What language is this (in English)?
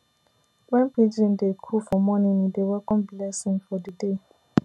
Nigerian Pidgin